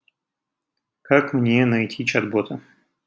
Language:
Russian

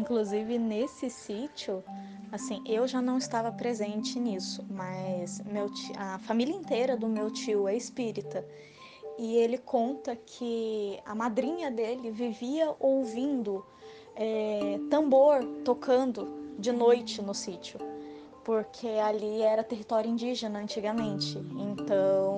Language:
Portuguese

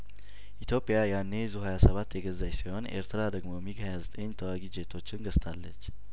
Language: Amharic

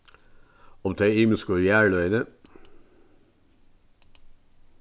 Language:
Faroese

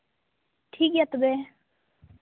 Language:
Santali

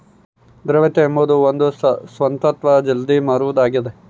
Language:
Kannada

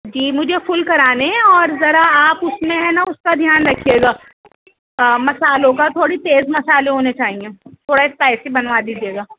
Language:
Urdu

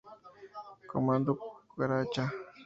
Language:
Spanish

